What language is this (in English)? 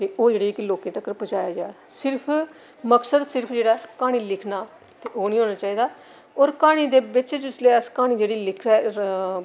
Dogri